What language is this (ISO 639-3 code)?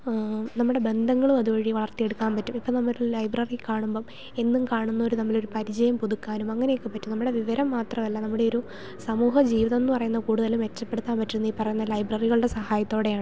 mal